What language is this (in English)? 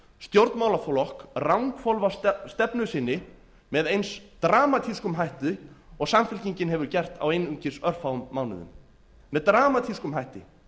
Icelandic